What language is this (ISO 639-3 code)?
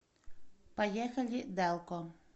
rus